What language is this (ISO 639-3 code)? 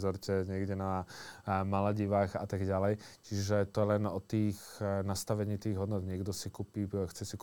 slk